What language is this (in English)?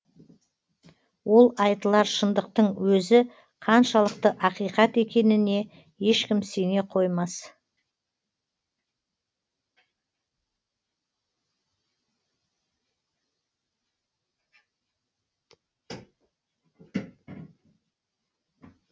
Kazakh